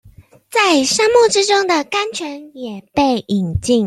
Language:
Chinese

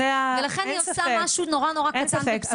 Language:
Hebrew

